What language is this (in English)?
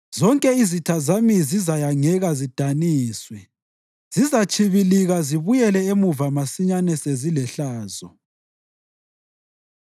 North Ndebele